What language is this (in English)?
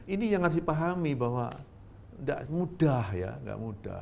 Indonesian